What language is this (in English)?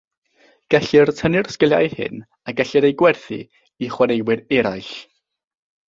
Welsh